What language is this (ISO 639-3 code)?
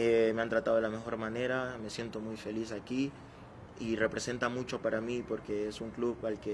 spa